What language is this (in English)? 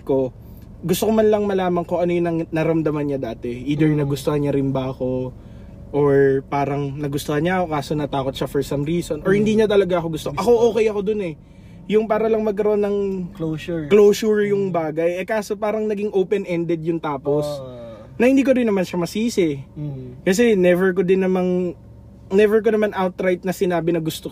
Filipino